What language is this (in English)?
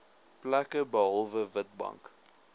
Afrikaans